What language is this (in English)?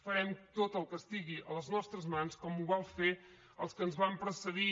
Catalan